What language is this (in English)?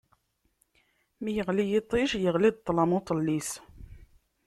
Kabyle